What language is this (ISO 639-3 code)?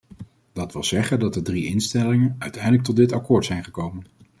nld